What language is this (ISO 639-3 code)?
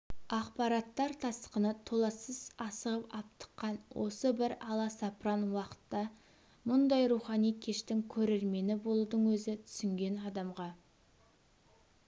kaz